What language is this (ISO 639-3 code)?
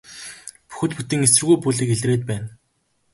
mon